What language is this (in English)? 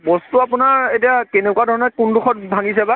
Assamese